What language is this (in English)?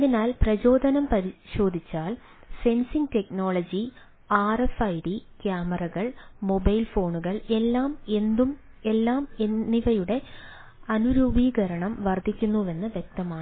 Malayalam